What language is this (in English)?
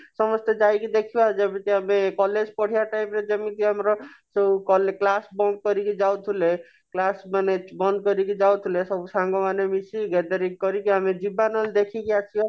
Odia